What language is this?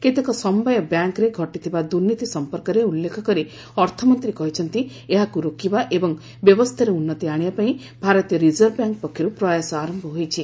Odia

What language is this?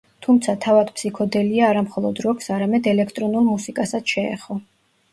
Georgian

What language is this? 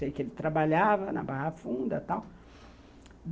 Portuguese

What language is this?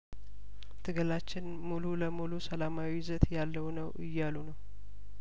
Amharic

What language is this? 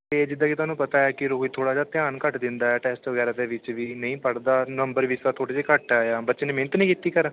Punjabi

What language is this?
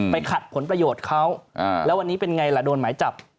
Thai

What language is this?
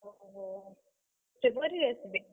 Odia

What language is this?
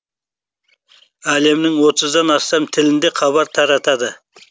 Kazakh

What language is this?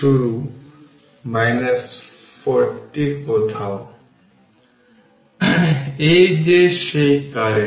Bangla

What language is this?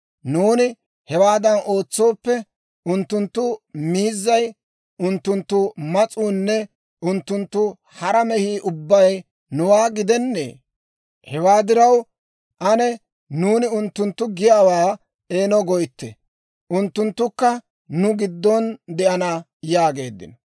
Dawro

